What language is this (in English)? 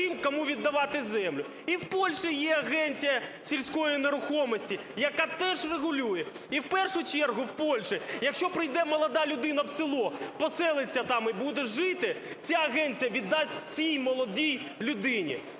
Ukrainian